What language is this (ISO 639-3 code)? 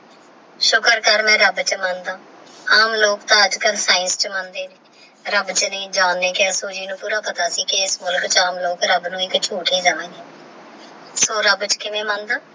pan